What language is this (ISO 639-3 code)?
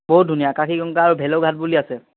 asm